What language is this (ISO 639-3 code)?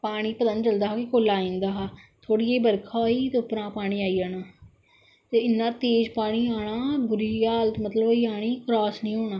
doi